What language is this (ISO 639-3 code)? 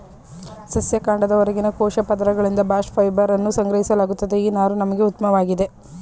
kan